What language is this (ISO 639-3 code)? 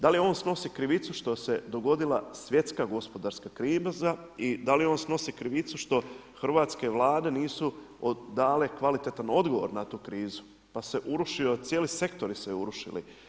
hrv